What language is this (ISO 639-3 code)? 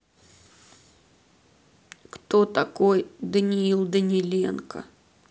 rus